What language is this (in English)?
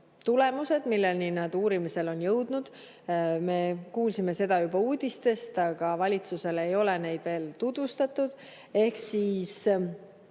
Estonian